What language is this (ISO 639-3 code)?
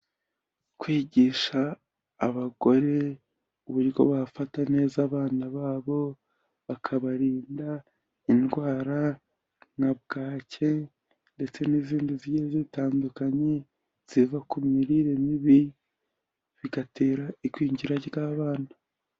kin